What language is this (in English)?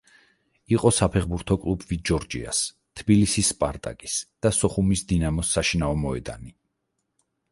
Georgian